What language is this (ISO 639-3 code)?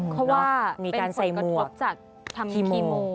tha